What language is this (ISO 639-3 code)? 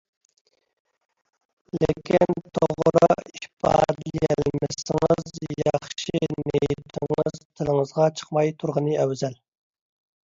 uig